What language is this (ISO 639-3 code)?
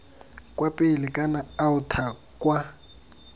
tsn